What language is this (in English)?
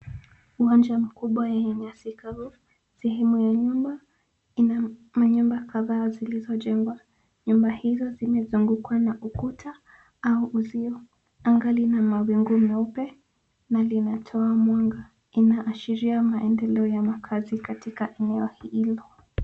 Swahili